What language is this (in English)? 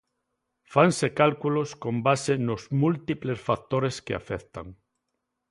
Galician